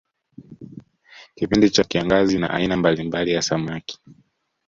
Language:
Swahili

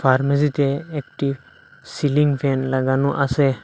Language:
Bangla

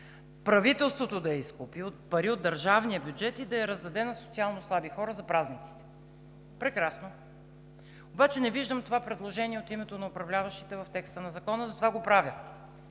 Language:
Bulgarian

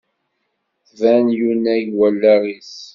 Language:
Kabyle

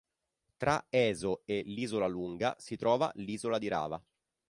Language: Italian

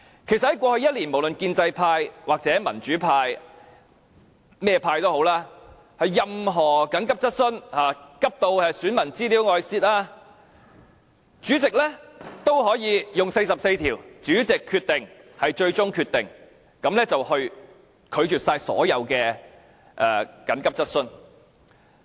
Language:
Cantonese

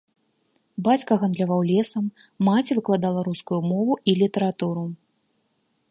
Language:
Belarusian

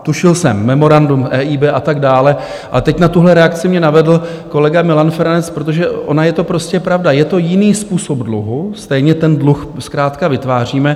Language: Czech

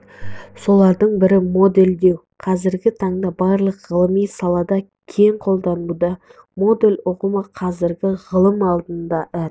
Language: Kazakh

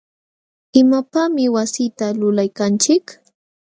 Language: Jauja Wanca Quechua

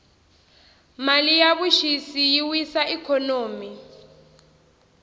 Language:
Tsonga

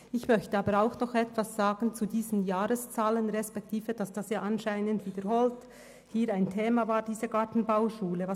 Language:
Swiss German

